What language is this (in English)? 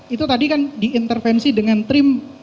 Indonesian